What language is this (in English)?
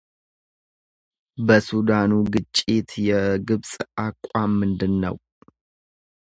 Amharic